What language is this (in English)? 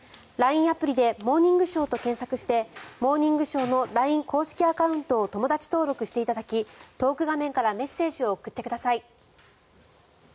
Japanese